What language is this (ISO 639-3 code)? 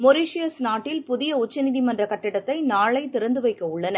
tam